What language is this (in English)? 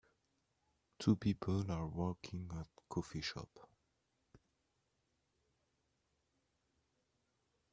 English